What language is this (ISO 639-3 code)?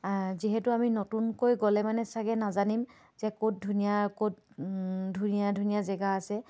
asm